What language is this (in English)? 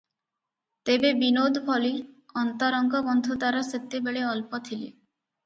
Odia